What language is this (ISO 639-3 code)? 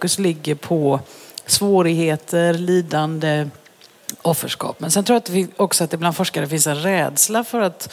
swe